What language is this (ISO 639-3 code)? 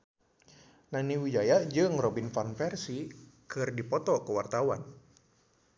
sun